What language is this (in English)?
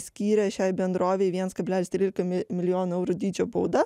Lithuanian